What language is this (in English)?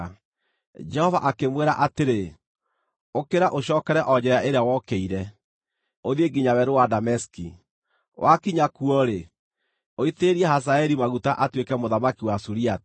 Kikuyu